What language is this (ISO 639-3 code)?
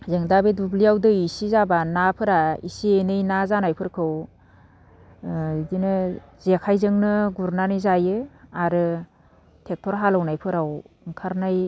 brx